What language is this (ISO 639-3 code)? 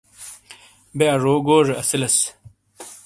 scl